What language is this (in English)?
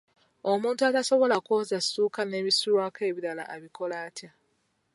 Ganda